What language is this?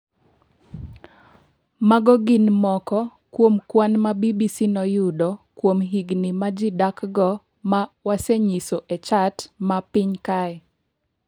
Luo (Kenya and Tanzania)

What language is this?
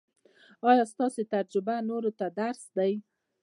Pashto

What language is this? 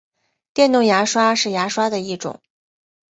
Chinese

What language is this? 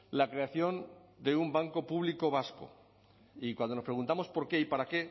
Spanish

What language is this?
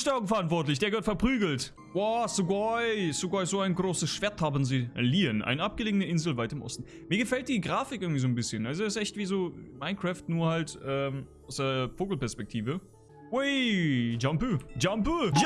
German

